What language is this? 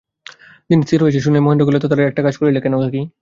Bangla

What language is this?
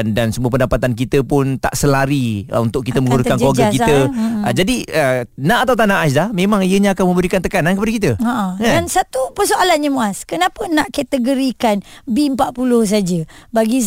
Malay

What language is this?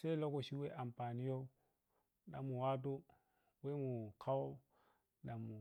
Piya-Kwonci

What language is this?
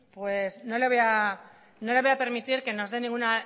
Spanish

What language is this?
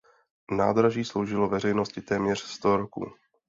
Czech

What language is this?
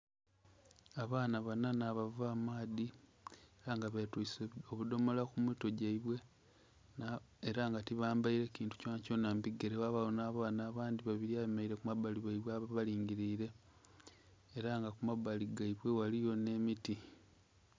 Soga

